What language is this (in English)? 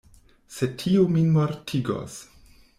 Esperanto